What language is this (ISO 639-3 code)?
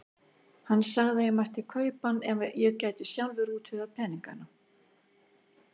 isl